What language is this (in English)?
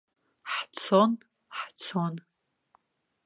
Abkhazian